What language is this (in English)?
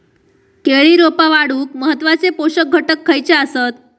Marathi